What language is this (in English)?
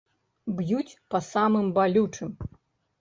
Belarusian